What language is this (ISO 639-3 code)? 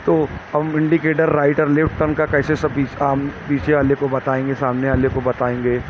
urd